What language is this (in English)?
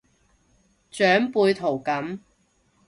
Cantonese